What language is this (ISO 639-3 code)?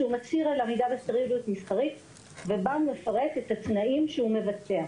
heb